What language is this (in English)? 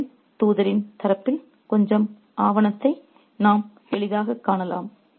Tamil